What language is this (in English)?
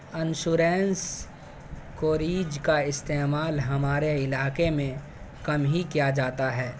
Urdu